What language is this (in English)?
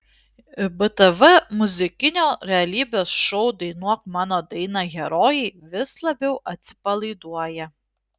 Lithuanian